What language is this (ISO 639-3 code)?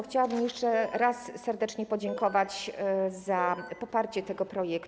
pol